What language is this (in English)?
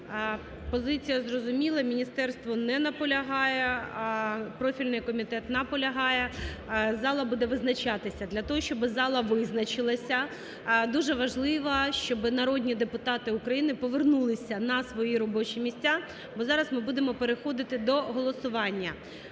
Ukrainian